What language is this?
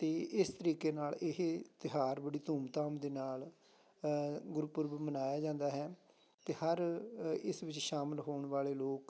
Punjabi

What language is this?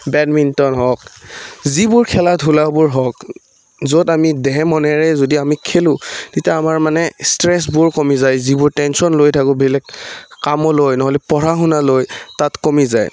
Assamese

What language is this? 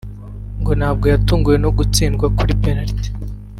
Kinyarwanda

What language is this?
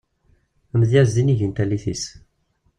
Kabyle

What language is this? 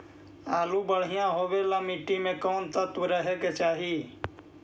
Magahi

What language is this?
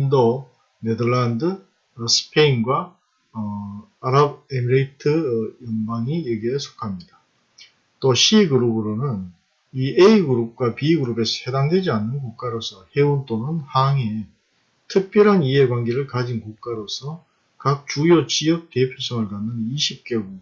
Korean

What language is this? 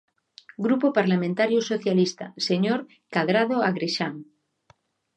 Galician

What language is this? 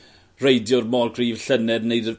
Welsh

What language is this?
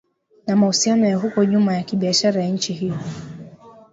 Swahili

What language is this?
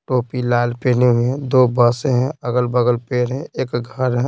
Hindi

